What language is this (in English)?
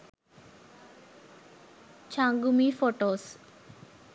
Sinhala